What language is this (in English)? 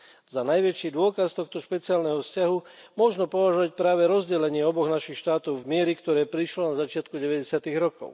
Slovak